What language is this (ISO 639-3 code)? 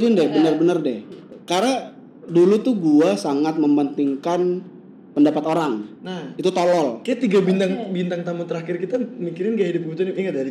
ind